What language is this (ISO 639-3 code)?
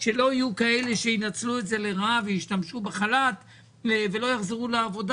heb